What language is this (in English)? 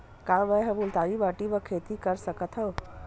Chhattisgarhi